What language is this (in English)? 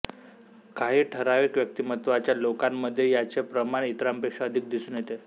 Marathi